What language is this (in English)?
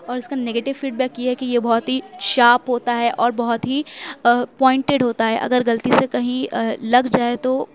Urdu